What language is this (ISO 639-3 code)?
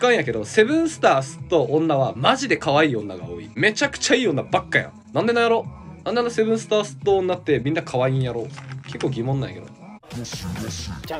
jpn